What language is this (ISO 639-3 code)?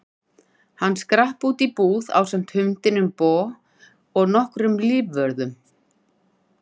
isl